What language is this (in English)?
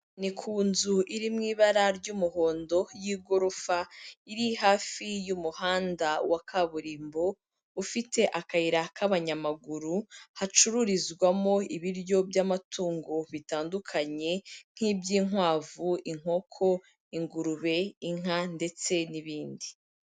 Kinyarwanda